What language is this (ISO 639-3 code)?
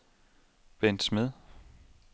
dan